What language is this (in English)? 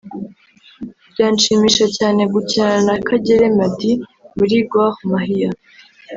Kinyarwanda